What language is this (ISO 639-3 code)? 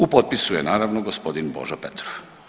hrv